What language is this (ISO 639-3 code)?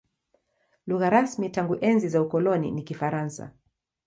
swa